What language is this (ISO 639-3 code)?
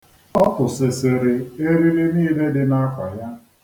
ibo